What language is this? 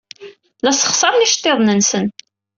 Kabyle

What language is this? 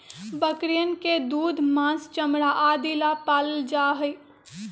Magahi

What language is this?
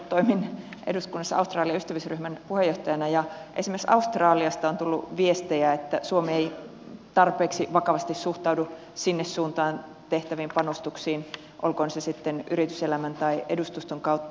Finnish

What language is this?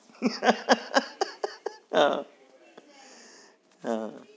Gujarati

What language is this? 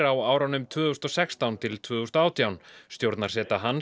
Icelandic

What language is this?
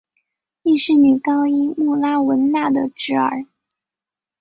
Chinese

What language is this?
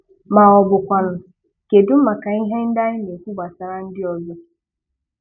Igbo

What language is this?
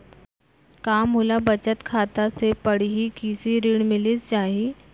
Chhattisgarhi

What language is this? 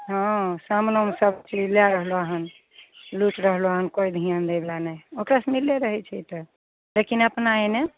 Maithili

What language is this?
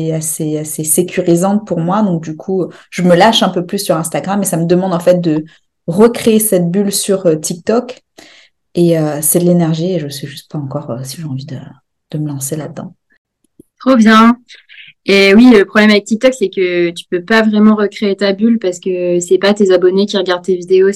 French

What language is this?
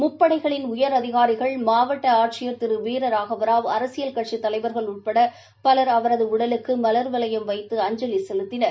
Tamil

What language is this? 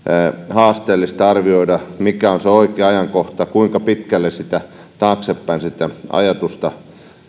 Finnish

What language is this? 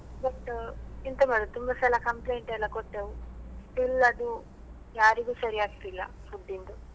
Kannada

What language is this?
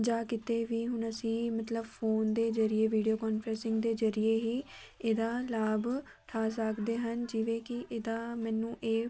Punjabi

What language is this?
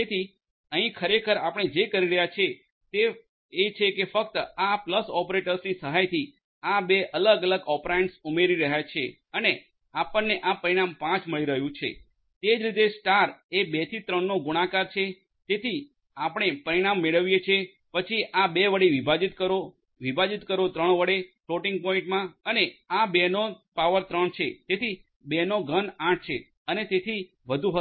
Gujarati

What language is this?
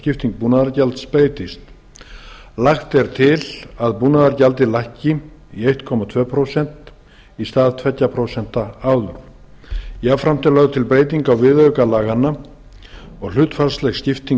Icelandic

